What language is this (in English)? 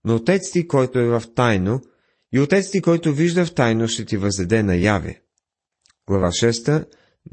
Bulgarian